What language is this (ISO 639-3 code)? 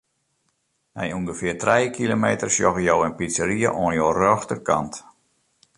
fry